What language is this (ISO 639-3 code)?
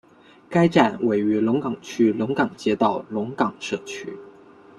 zho